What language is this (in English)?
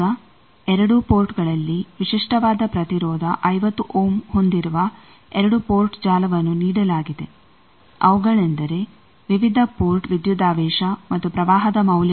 Kannada